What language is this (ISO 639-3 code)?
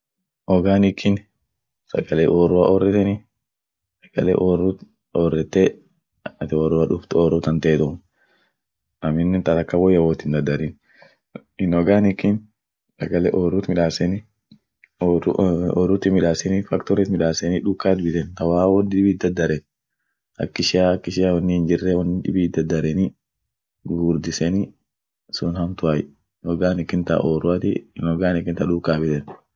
orc